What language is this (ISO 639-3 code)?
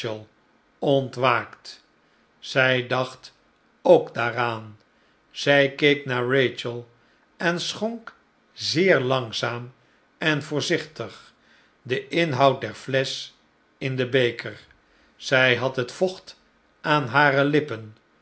nld